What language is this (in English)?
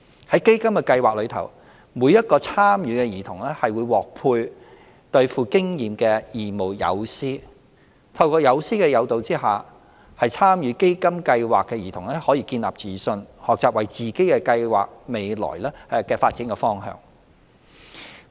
Cantonese